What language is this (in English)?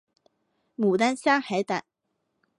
Chinese